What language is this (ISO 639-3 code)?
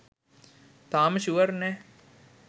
sin